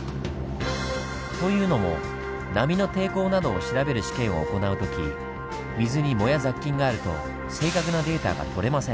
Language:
Japanese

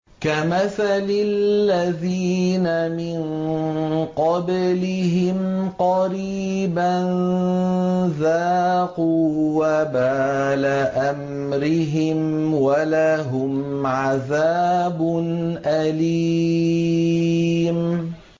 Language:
Arabic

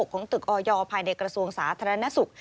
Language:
Thai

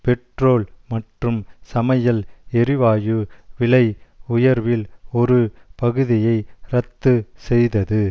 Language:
Tamil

